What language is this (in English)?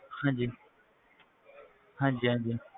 Punjabi